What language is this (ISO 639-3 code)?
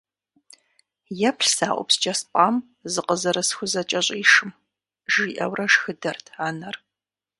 kbd